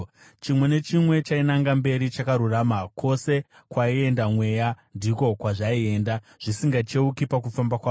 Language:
Shona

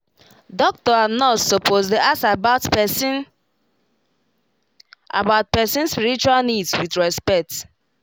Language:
Nigerian Pidgin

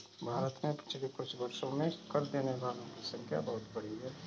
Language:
Hindi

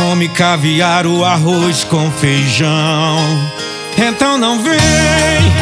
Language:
Portuguese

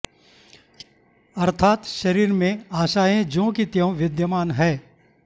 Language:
Sanskrit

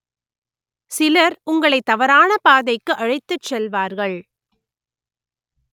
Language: Tamil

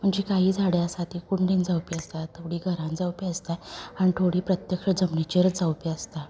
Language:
Konkani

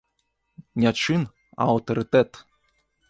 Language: Belarusian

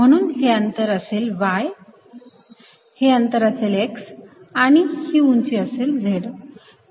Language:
Marathi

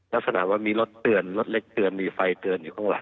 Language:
Thai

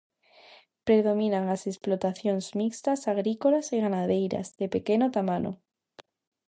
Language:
Galician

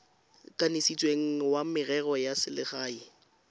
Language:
Tswana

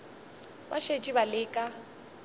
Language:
Northern Sotho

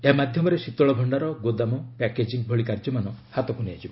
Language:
Odia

